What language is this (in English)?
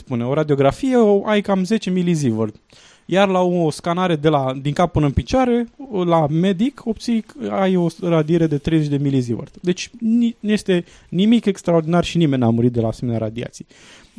Romanian